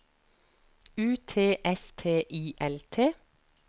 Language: Norwegian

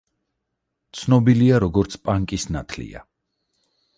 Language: Georgian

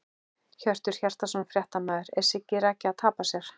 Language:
Icelandic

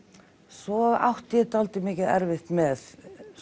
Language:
Icelandic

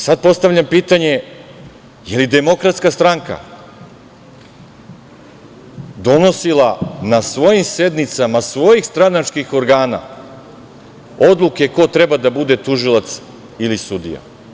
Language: Serbian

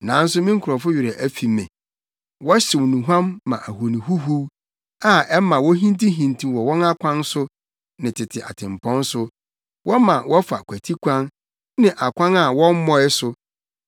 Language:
Akan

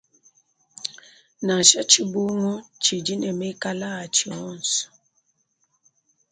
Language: Luba-Lulua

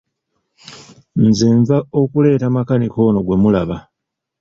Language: Ganda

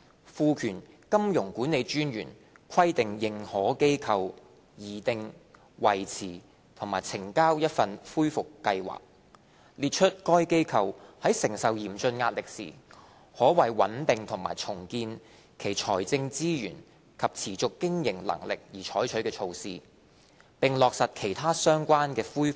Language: Cantonese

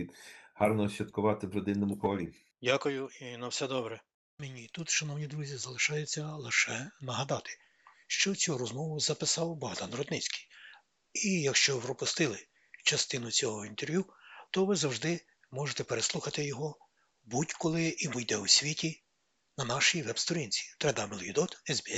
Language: Ukrainian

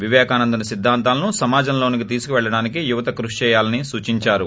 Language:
Telugu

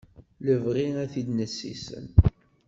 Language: Kabyle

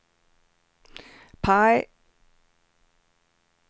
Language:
Swedish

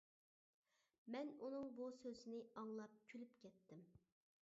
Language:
Uyghur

